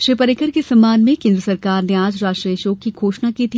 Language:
Hindi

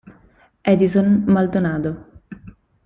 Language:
Italian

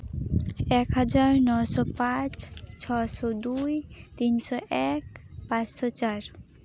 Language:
Santali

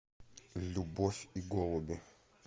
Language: Russian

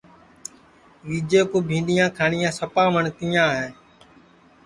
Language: Sansi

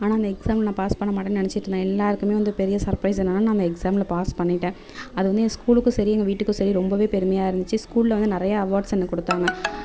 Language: Tamil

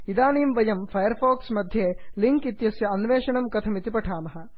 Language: Sanskrit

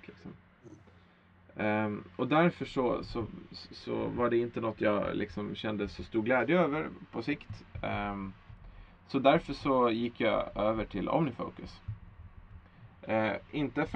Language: Swedish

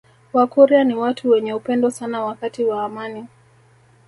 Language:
Swahili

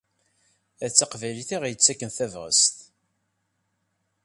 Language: Kabyle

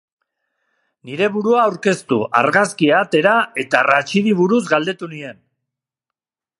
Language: Basque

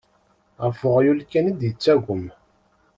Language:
Kabyle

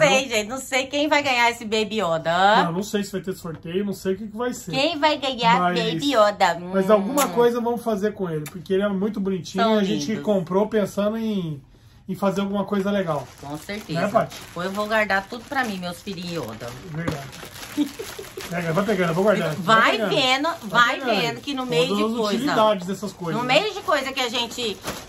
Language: Portuguese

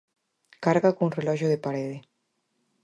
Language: Galician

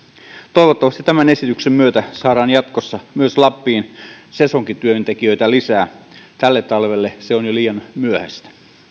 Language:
Finnish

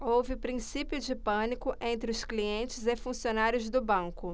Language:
Portuguese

